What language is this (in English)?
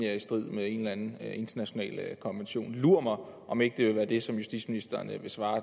Danish